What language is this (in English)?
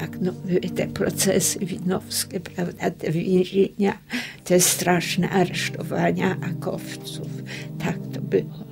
Polish